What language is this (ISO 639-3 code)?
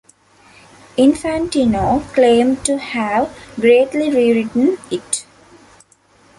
eng